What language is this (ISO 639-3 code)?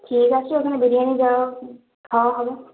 ben